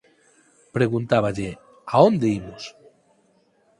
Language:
Galician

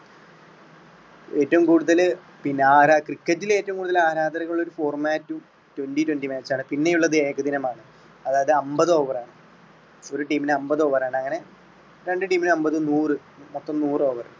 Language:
Malayalam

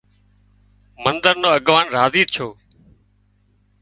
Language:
Wadiyara Koli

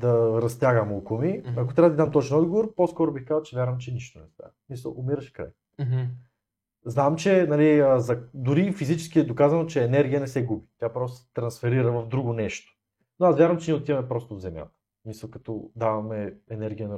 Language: Bulgarian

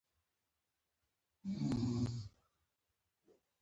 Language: Pashto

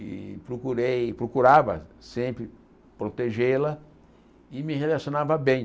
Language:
Portuguese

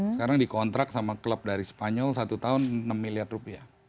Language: Indonesian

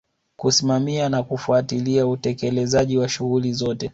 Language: Swahili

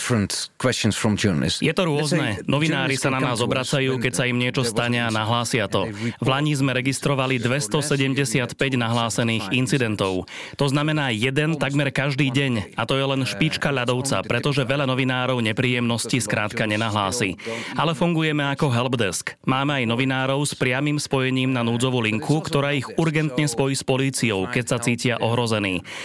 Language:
Slovak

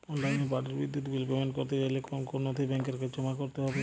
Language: Bangla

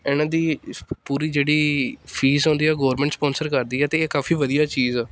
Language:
Punjabi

